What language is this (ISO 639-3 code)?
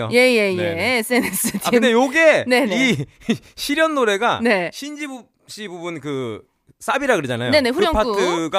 kor